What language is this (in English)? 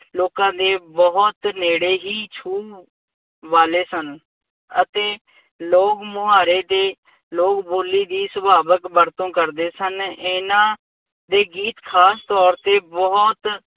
Punjabi